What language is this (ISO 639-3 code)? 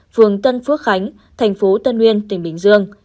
vie